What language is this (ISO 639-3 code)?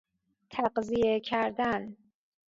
fas